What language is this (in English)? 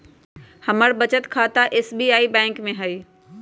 Magahi